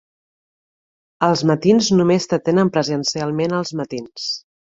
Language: Catalan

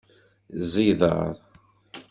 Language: Kabyle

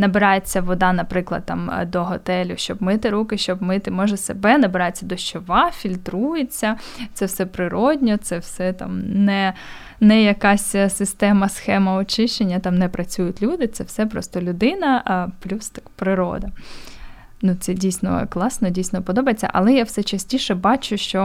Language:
Ukrainian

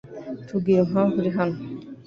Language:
Kinyarwanda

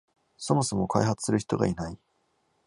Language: Japanese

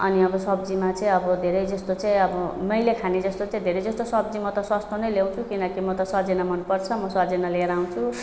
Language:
Nepali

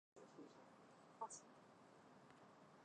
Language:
Chinese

